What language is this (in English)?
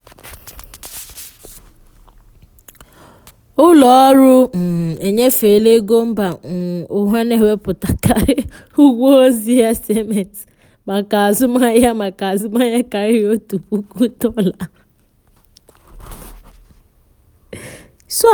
Igbo